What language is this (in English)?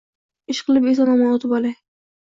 Uzbek